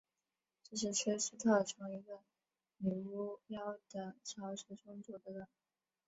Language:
Chinese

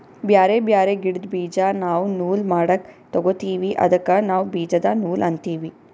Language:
Kannada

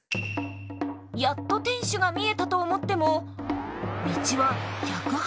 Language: Japanese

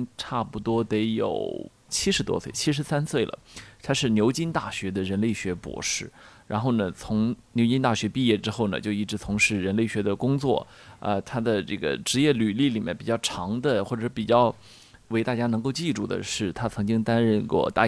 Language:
Chinese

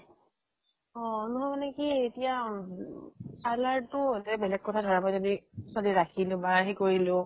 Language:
Assamese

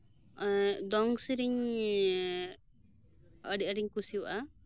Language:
Santali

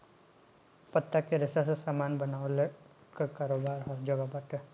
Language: Bhojpuri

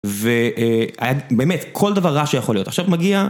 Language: Hebrew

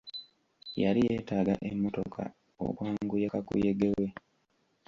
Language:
Ganda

